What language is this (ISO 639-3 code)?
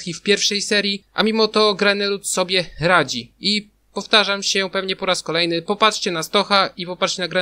pol